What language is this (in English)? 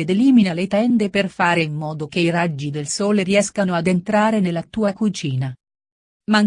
Italian